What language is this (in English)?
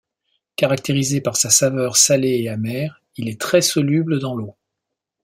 French